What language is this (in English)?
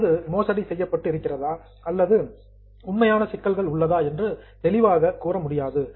Tamil